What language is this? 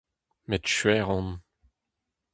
Breton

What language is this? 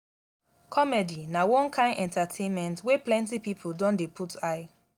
Nigerian Pidgin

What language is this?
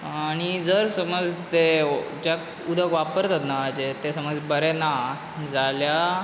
Konkani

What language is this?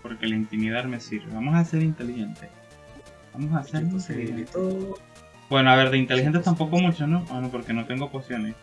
Spanish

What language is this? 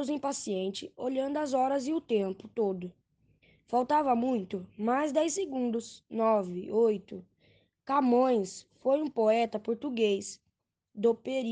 Portuguese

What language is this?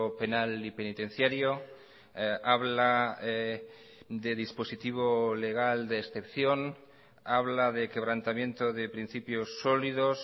Spanish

